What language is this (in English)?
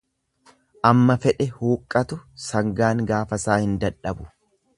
Oromo